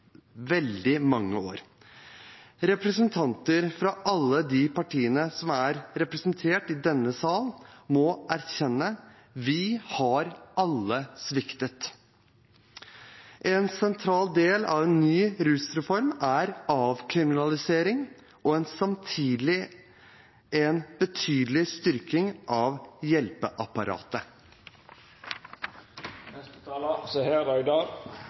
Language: Norwegian Bokmål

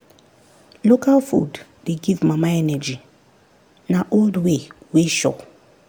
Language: Nigerian Pidgin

